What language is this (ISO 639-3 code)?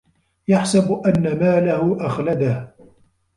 ara